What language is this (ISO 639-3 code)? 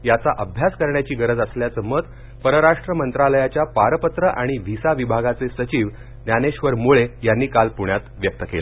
mar